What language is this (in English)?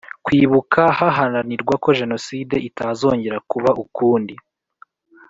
Kinyarwanda